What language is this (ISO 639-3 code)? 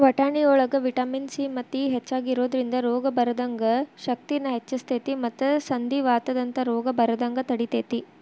kan